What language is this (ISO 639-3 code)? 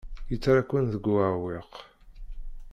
kab